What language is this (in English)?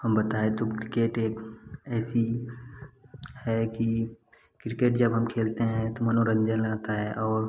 Hindi